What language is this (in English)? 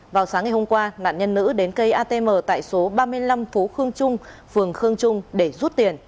Vietnamese